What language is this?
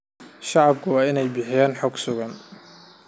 Somali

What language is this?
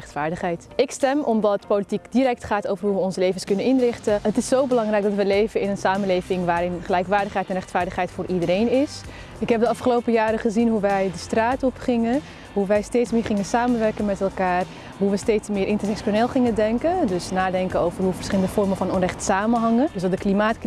Dutch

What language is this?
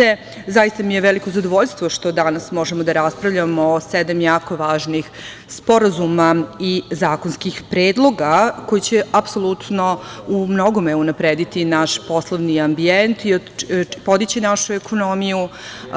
Serbian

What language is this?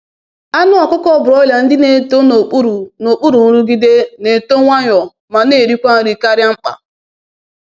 Igbo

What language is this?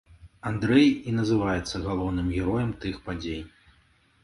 Belarusian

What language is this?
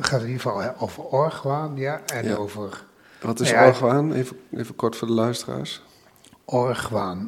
Dutch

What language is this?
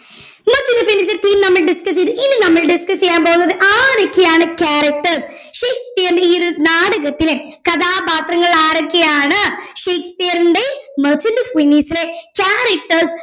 Malayalam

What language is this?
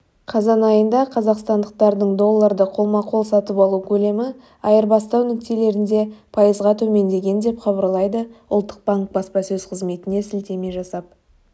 Kazakh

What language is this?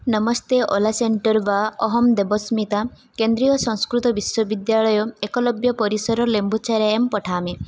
Sanskrit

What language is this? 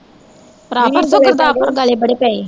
Punjabi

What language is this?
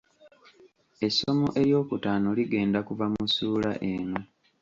Ganda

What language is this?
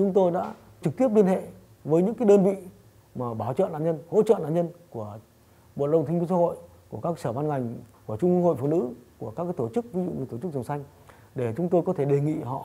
Vietnamese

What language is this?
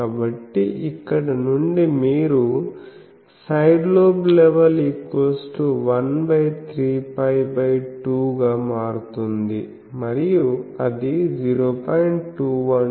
Telugu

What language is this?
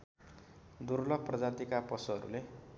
Nepali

